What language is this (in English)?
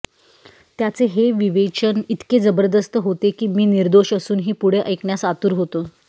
Marathi